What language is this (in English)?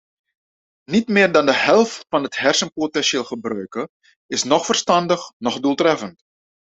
Dutch